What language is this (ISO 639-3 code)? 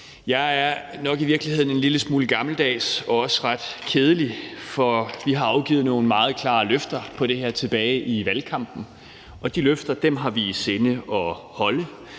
dan